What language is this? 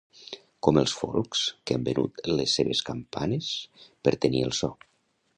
Catalan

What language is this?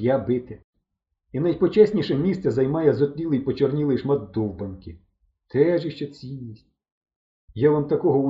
Ukrainian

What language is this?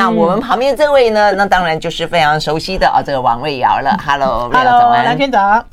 Chinese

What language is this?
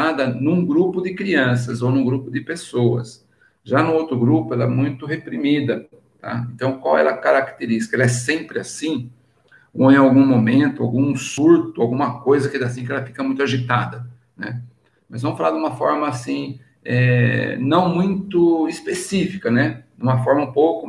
Portuguese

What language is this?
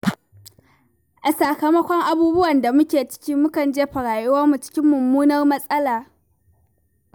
Hausa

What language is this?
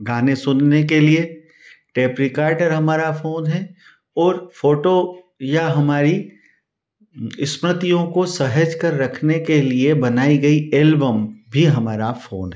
Hindi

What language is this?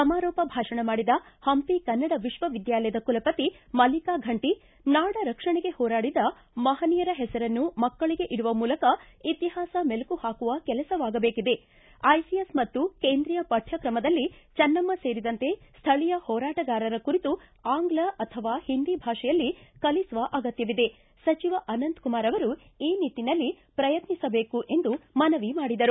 Kannada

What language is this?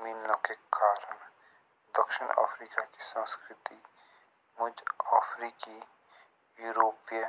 Jaunsari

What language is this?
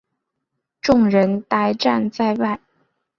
Chinese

